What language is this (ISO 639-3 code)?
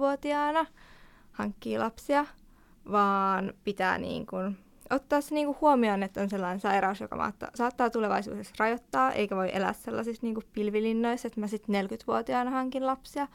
fin